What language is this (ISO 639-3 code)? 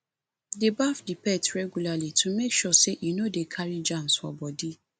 pcm